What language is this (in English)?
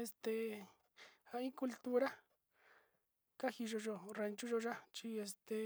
Sinicahua Mixtec